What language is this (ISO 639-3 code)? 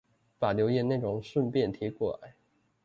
zho